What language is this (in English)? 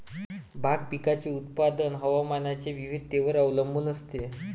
Marathi